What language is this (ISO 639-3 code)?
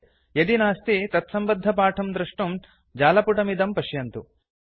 san